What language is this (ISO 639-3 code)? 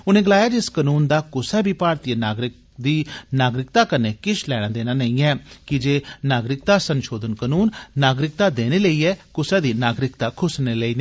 doi